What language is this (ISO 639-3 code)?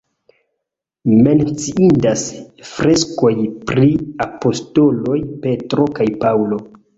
epo